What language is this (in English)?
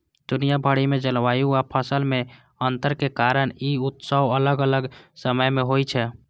Maithili